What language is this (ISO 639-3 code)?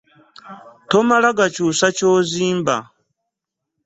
lug